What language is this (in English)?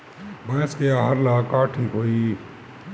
Bhojpuri